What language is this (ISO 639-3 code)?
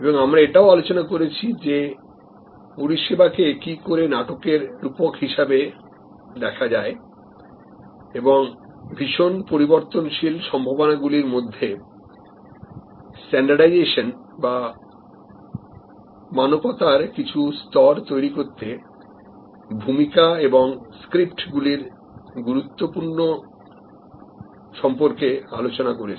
ben